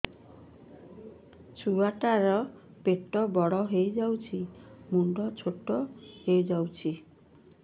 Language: Odia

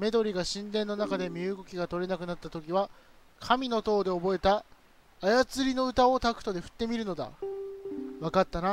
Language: Japanese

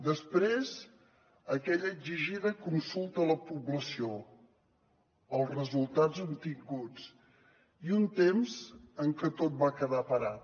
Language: Catalan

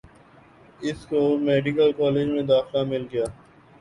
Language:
Urdu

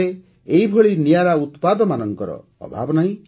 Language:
Odia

